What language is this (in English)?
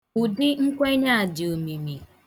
Igbo